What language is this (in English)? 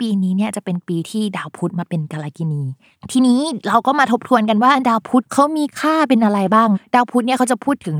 Thai